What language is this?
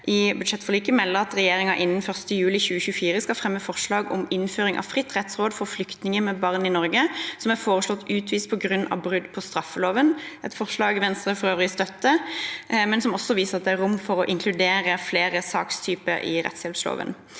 Norwegian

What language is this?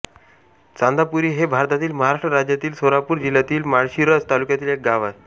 Marathi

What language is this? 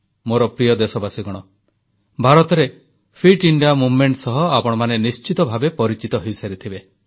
Odia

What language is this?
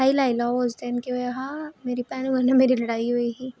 Dogri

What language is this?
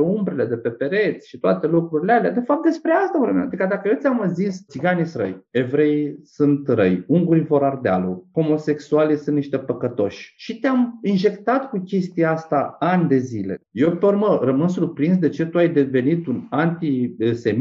Romanian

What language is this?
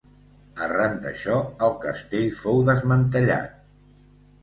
Catalan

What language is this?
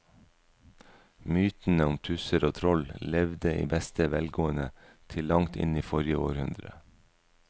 Norwegian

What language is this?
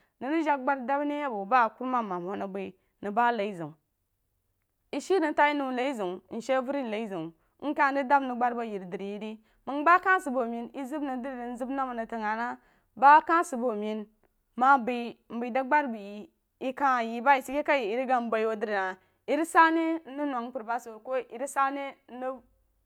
Jiba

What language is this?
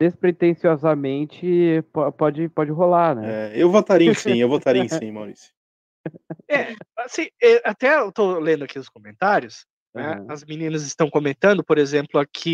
Portuguese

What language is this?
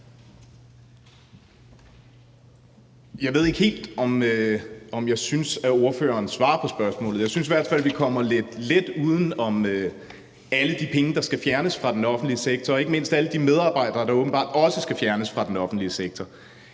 Danish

